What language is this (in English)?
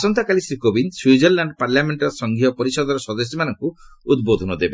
Odia